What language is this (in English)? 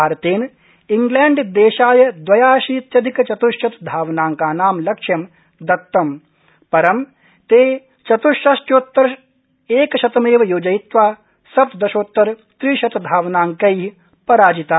Sanskrit